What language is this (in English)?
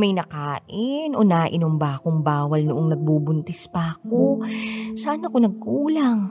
Filipino